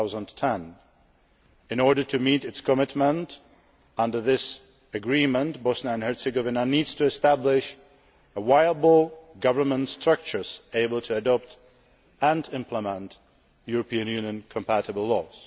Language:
English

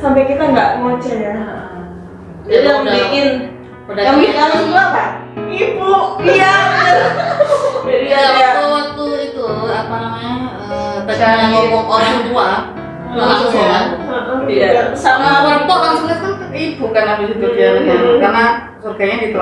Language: Indonesian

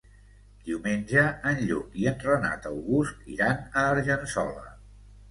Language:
Catalan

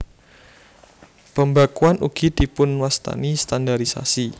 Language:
Javanese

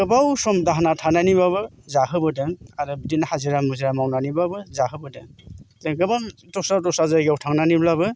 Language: Bodo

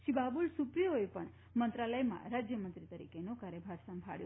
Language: Gujarati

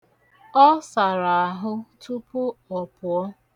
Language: Igbo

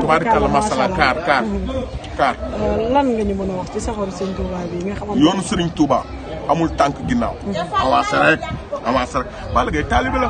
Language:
French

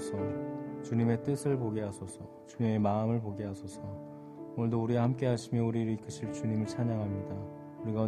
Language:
Korean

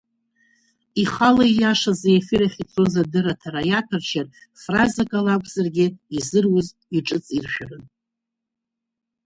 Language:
Abkhazian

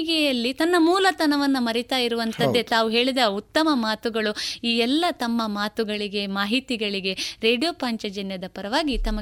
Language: Kannada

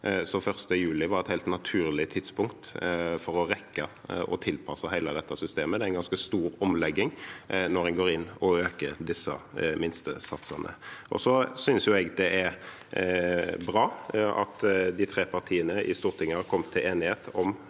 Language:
Norwegian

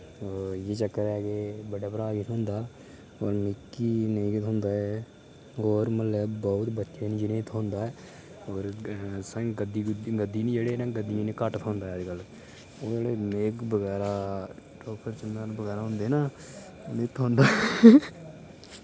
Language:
Dogri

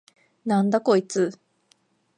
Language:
Japanese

